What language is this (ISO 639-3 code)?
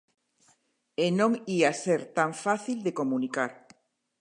glg